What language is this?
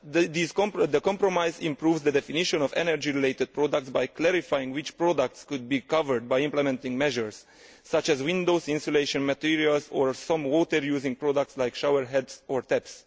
English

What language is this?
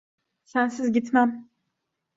Turkish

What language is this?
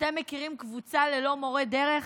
Hebrew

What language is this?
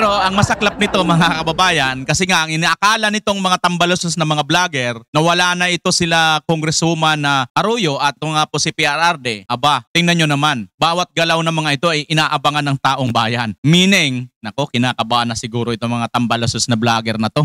Filipino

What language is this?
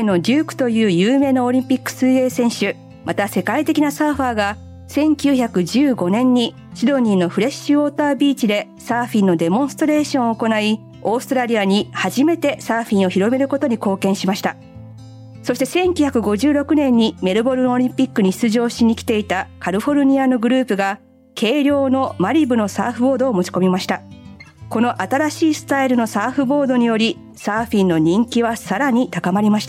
Japanese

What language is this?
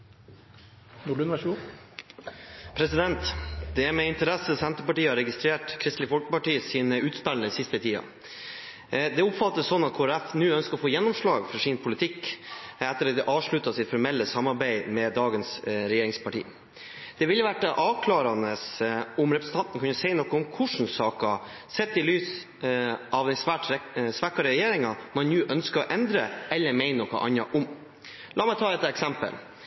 Norwegian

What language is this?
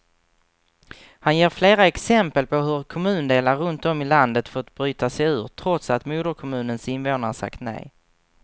Swedish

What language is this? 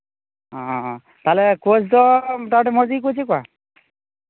Santali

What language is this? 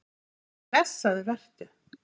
Icelandic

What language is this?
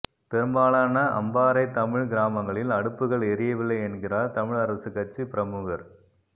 Tamil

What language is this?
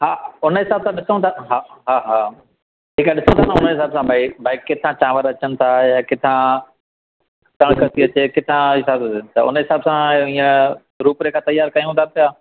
Sindhi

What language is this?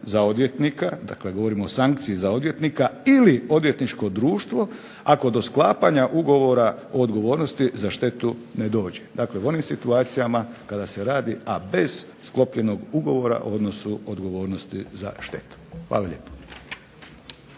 Croatian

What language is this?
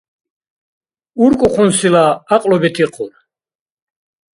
Dargwa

